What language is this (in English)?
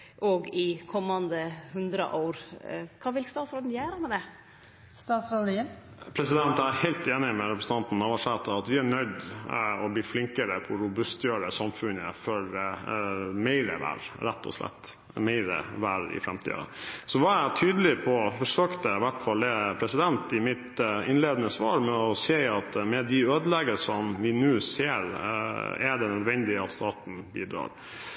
Norwegian